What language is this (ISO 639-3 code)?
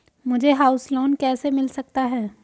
hin